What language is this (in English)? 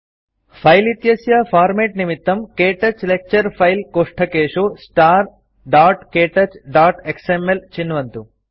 Sanskrit